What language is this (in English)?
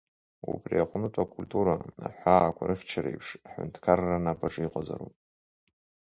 Abkhazian